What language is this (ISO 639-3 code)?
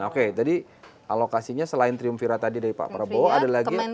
ind